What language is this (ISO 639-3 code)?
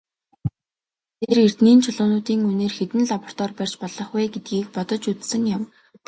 mon